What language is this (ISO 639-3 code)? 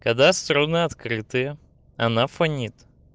rus